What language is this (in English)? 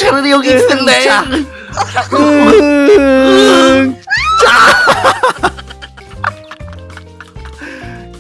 Korean